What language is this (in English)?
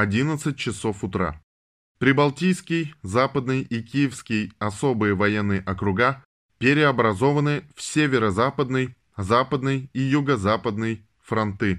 Russian